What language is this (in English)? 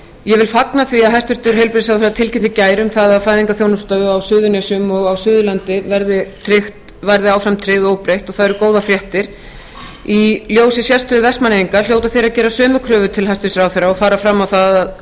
Icelandic